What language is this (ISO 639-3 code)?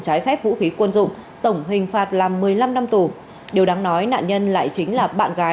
vie